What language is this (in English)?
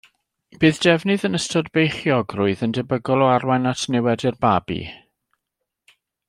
Welsh